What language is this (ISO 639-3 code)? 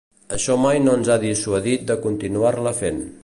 cat